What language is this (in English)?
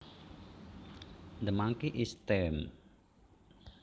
Javanese